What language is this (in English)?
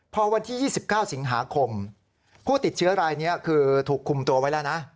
Thai